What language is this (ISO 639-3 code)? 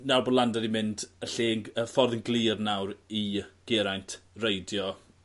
cym